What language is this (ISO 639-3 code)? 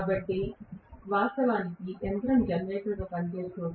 tel